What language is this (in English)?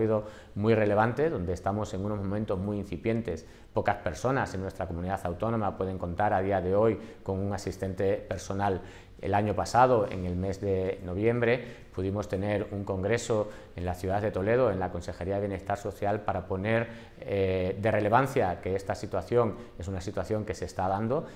Spanish